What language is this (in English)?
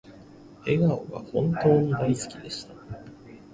Japanese